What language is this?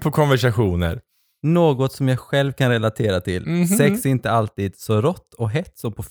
Swedish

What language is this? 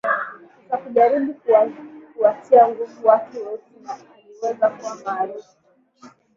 Swahili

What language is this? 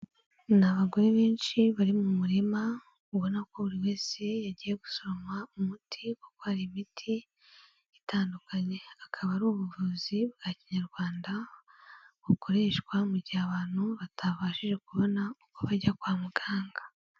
Kinyarwanda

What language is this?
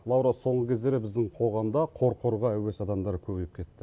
Kazakh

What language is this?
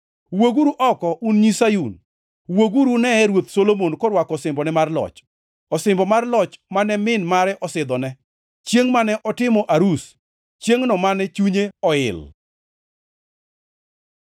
Luo (Kenya and Tanzania)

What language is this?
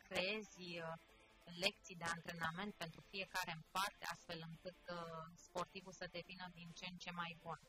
Romanian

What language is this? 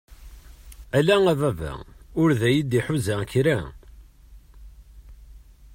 Kabyle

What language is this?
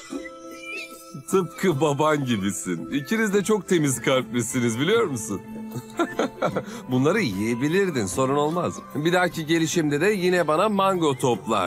Turkish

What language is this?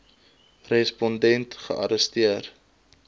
Afrikaans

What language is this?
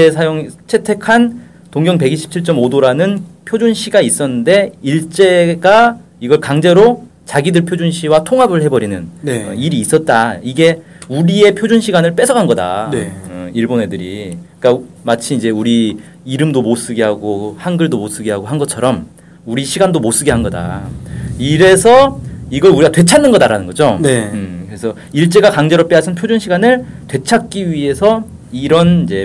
Korean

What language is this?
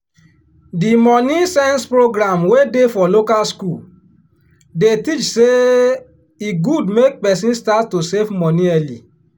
Nigerian Pidgin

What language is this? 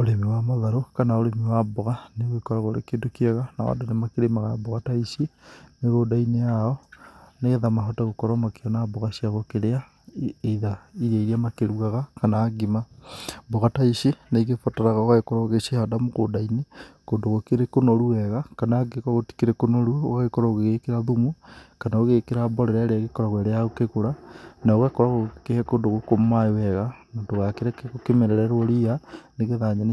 Kikuyu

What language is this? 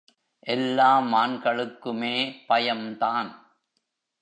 Tamil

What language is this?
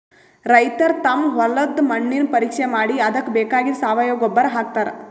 Kannada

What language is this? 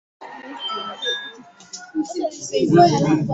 Igbo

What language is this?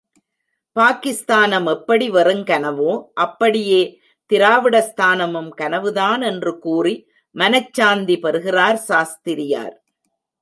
Tamil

